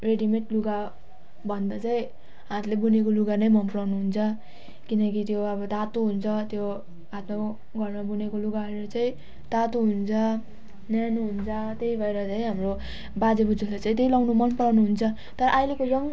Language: Nepali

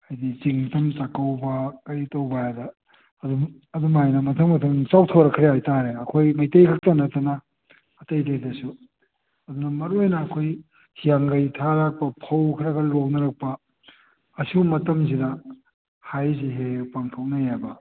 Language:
Manipuri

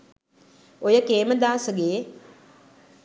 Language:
Sinhala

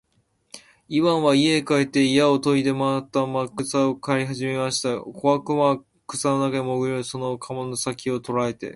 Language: Japanese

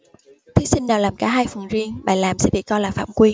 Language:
Vietnamese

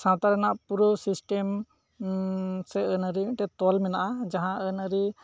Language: Santali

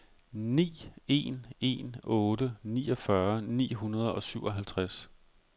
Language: Danish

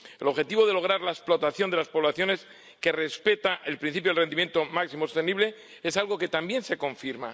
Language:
Spanish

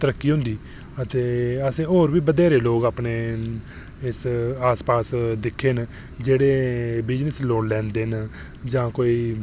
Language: Dogri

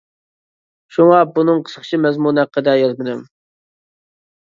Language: Uyghur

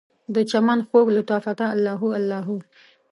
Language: Pashto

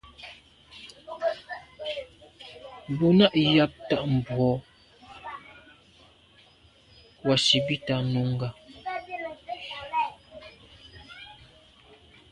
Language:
Medumba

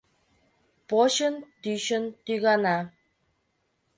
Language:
Mari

